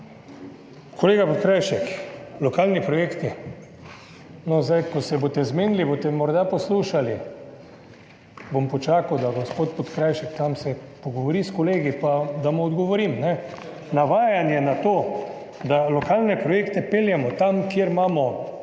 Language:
Slovenian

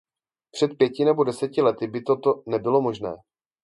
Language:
Czech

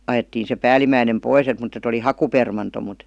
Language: Finnish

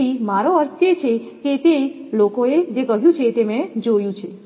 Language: Gujarati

